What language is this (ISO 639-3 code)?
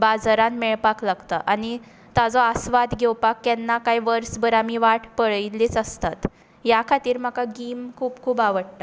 kok